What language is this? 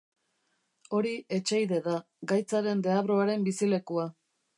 Basque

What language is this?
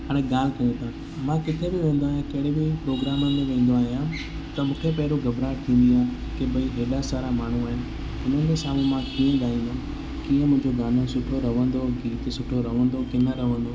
Sindhi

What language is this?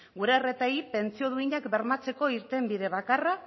Basque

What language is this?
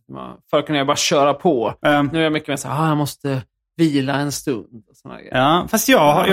Swedish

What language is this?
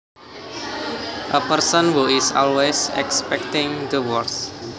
Javanese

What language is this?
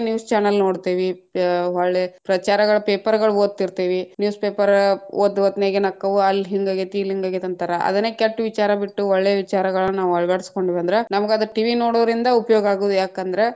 Kannada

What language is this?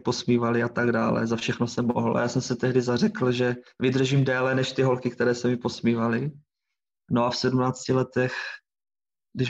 Czech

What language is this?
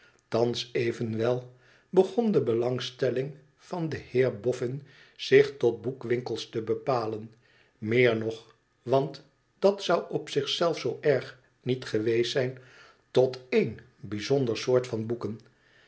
Dutch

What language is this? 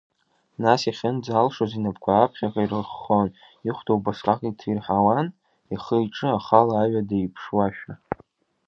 Abkhazian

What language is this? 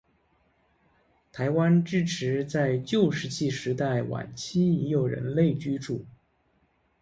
Chinese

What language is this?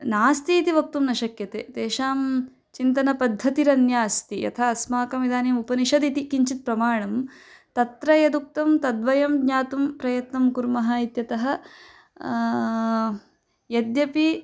Sanskrit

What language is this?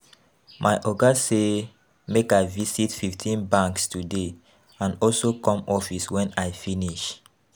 Nigerian Pidgin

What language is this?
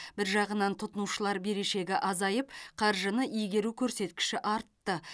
Kazakh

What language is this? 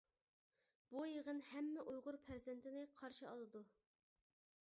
Uyghur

